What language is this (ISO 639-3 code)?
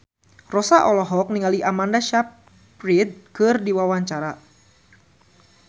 sun